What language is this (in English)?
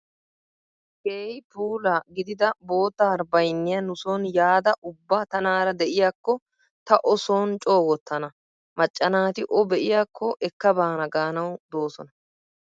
Wolaytta